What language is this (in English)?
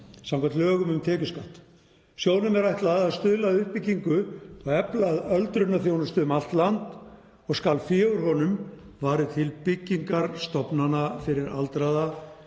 Icelandic